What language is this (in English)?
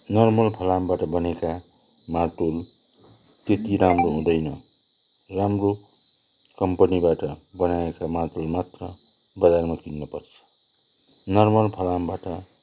Nepali